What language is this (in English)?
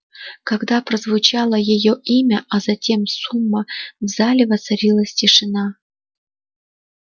Russian